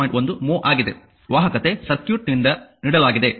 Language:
Kannada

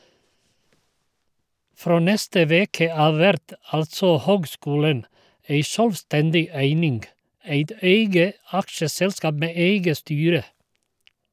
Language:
Norwegian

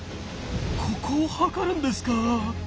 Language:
Japanese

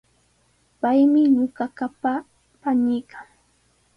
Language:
Sihuas Ancash Quechua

